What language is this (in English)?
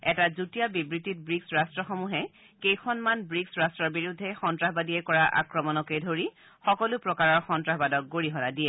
Assamese